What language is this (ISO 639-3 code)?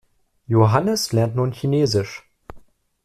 deu